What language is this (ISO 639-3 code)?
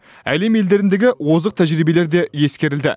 kaz